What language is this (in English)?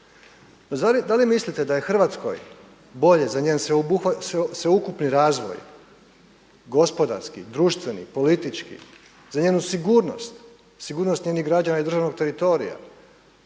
Croatian